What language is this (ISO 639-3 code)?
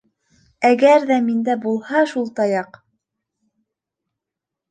bak